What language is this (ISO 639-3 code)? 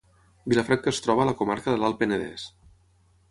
cat